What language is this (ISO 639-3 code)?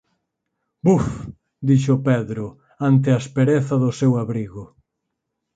glg